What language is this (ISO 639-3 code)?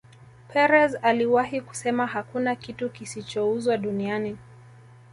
swa